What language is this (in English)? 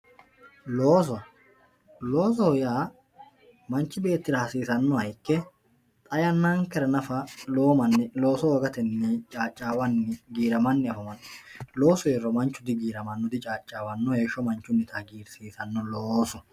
Sidamo